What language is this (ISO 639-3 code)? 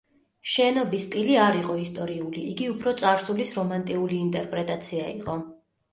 kat